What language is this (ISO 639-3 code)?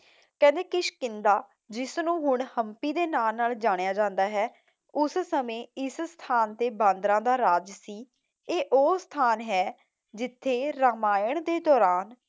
pan